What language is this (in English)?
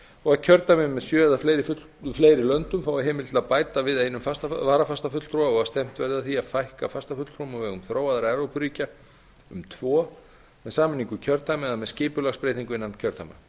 Icelandic